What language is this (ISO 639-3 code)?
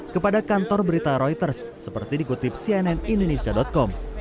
ind